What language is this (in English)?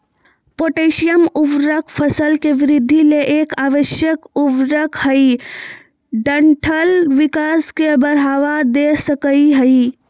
Magahi